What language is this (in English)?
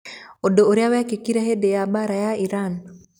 Kikuyu